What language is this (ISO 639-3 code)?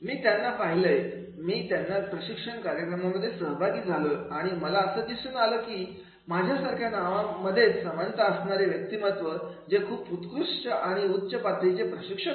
mar